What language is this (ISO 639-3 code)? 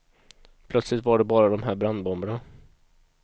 swe